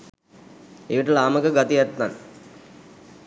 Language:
Sinhala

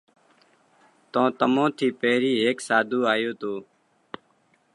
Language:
Parkari Koli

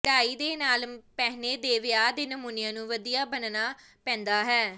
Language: Punjabi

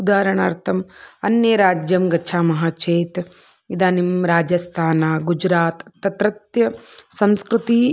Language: Sanskrit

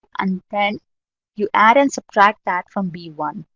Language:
English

